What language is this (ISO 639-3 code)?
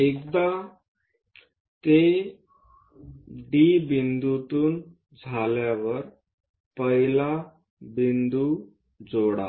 mar